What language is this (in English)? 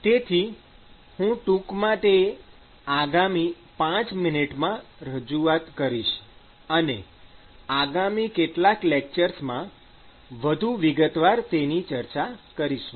Gujarati